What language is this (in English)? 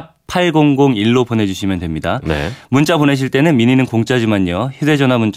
Korean